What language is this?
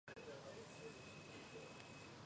Georgian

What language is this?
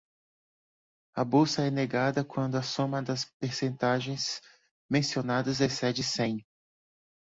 Portuguese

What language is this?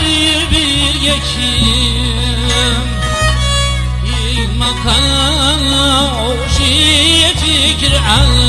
Uzbek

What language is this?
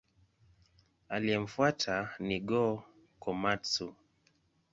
Swahili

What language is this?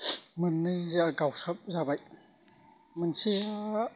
Bodo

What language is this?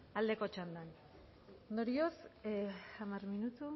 Basque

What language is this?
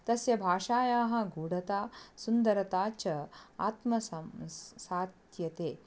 Sanskrit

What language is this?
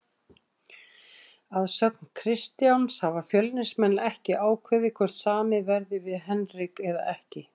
Icelandic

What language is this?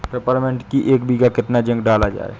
Hindi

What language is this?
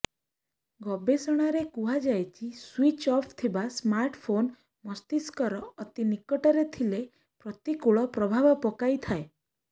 Odia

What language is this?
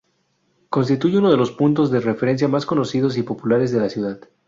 Spanish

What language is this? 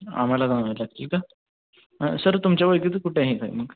Marathi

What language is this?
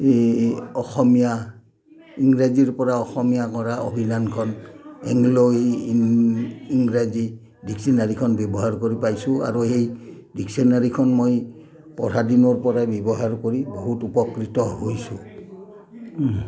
Assamese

